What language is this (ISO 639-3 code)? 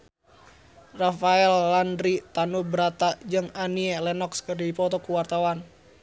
sun